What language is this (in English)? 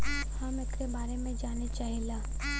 Bhojpuri